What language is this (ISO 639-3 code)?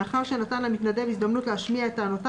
heb